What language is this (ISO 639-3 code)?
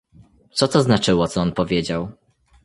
pol